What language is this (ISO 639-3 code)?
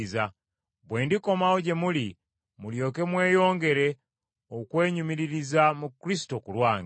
lug